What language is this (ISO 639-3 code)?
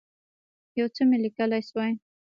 pus